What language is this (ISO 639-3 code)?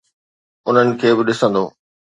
snd